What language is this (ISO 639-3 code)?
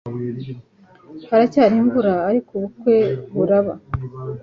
kin